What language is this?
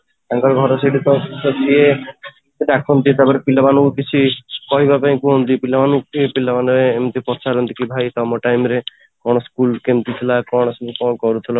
Odia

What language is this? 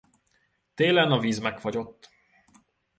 Hungarian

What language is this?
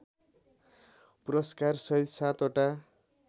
Nepali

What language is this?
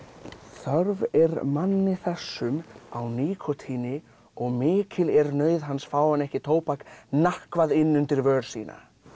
Icelandic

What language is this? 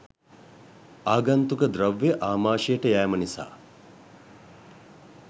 Sinhala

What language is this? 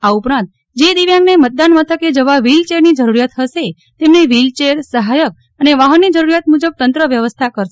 Gujarati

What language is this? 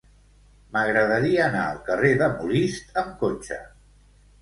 Catalan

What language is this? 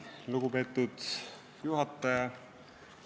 Estonian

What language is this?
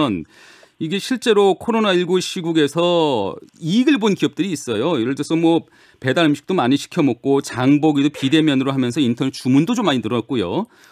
Korean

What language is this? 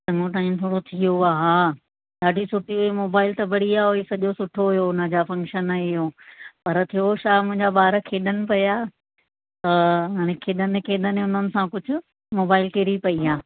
Sindhi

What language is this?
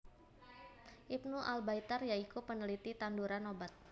Javanese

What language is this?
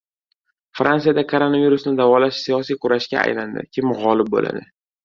Uzbek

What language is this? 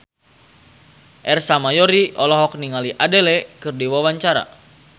Sundanese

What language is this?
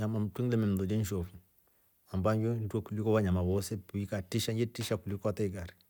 Rombo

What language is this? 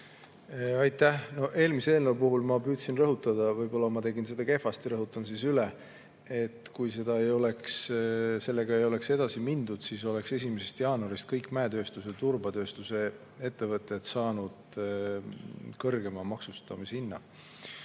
Estonian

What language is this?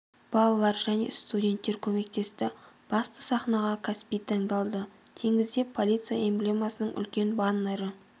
Kazakh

